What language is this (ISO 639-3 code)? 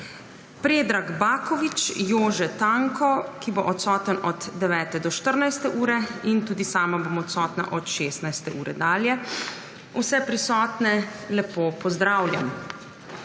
slv